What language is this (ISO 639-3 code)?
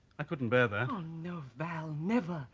eng